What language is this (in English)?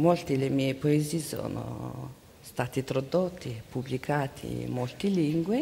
Italian